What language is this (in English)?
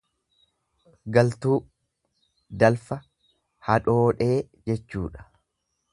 Oromo